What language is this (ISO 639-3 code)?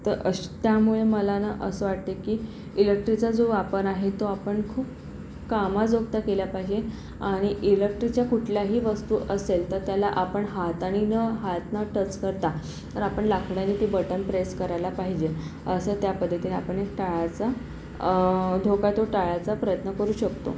mar